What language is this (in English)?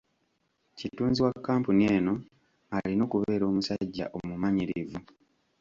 Ganda